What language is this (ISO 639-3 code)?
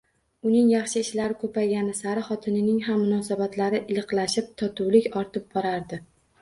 uzb